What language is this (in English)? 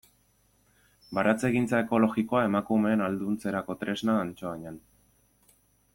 Basque